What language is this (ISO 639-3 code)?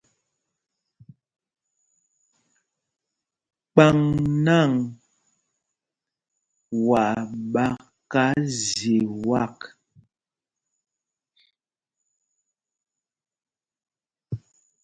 mgg